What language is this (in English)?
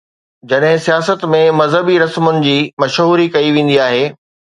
Sindhi